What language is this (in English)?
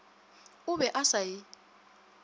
Northern Sotho